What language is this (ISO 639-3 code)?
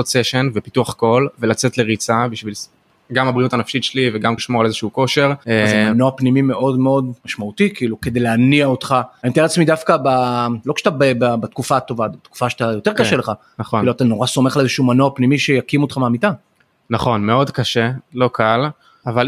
heb